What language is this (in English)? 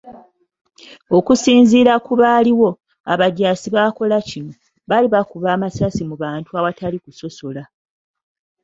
Ganda